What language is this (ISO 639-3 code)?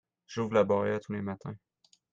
fra